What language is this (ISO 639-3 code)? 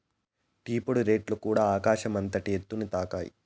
tel